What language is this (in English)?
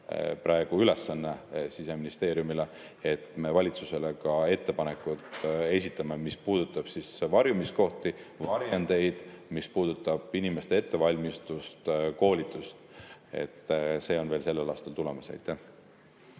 Estonian